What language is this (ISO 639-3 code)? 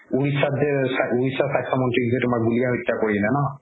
asm